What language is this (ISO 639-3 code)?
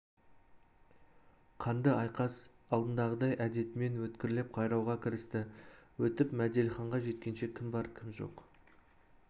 kaz